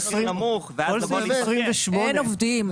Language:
Hebrew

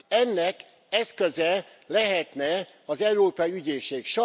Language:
Hungarian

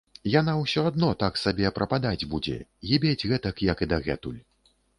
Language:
Belarusian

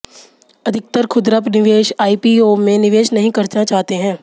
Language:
Hindi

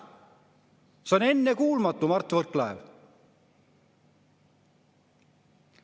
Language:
Estonian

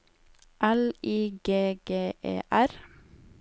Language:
Norwegian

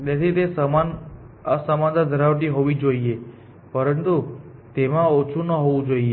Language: Gujarati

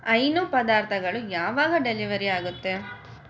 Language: Kannada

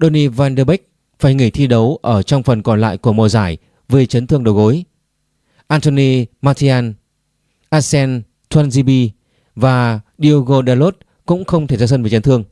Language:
Vietnamese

